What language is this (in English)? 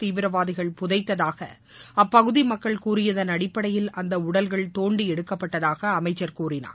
Tamil